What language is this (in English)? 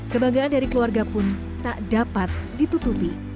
Indonesian